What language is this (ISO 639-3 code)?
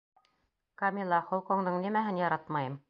bak